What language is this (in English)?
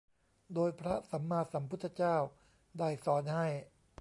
Thai